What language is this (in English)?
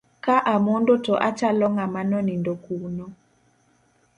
Luo (Kenya and Tanzania)